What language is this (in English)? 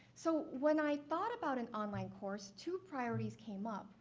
English